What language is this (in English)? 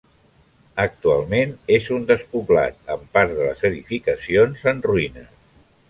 Catalan